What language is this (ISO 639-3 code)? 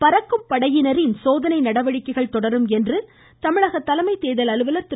tam